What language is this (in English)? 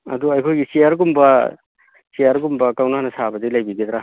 Manipuri